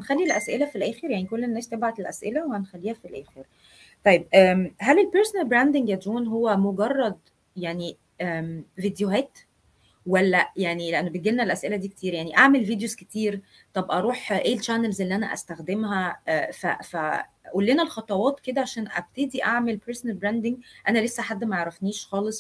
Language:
Arabic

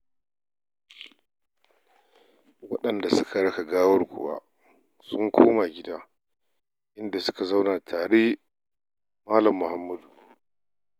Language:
Hausa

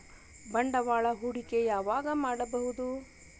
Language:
Kannada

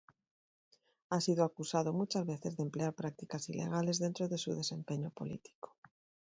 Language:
Spanish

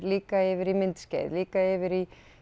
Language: Icelandic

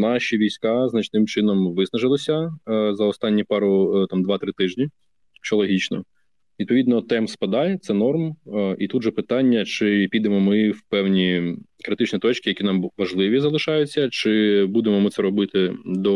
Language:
Ukrainian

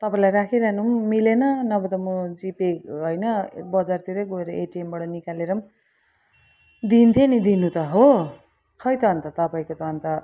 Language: Nepali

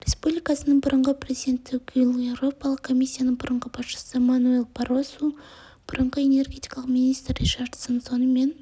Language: Kazakh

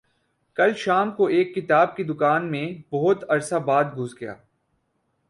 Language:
Urdu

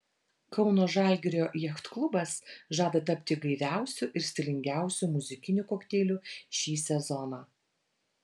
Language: Lithuanian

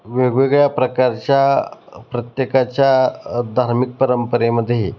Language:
Marathi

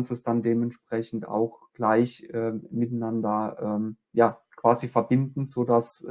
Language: German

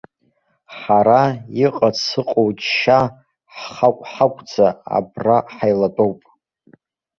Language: Abkhazian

